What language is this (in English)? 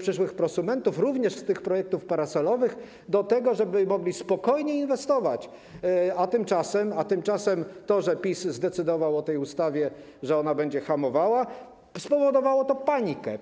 Polish